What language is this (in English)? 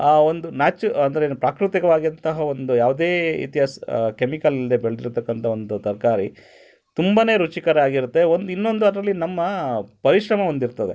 Kannada